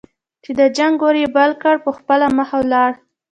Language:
Pashto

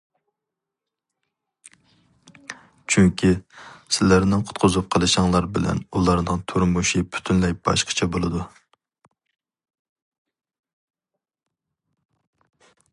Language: Uyghur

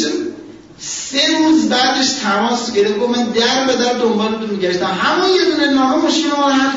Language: Persian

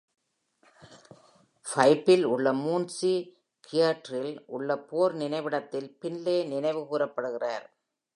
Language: Tamil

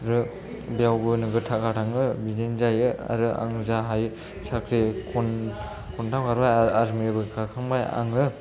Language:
Bodo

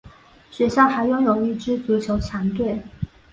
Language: Chinese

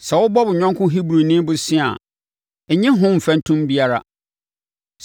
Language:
Akan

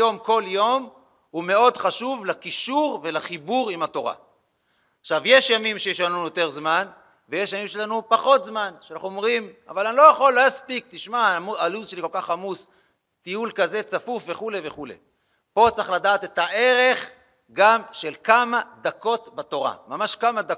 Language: Hebrew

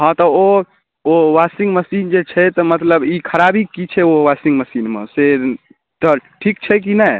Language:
Maithili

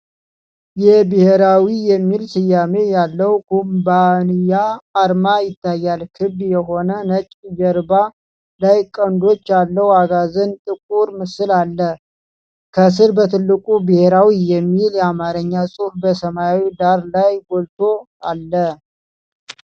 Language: Amharic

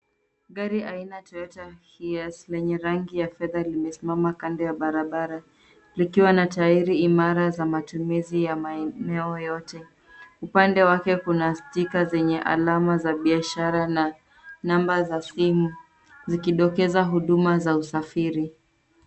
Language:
Swahili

